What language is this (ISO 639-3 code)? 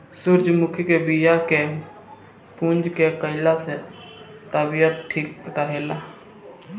bho